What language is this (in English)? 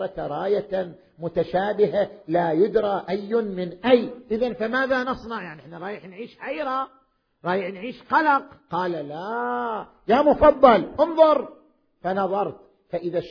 Arabic